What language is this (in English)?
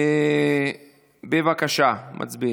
Hebrew